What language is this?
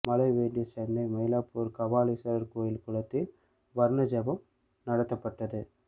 Tamil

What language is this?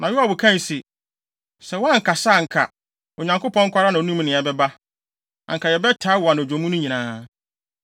Akan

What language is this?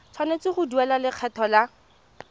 Tswana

